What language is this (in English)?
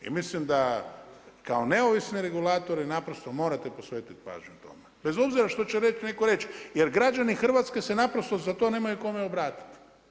Croatian